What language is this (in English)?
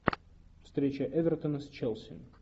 Russian